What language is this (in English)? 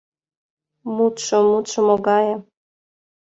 Mari